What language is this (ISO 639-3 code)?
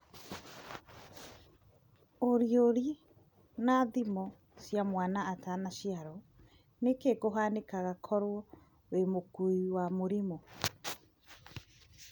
kik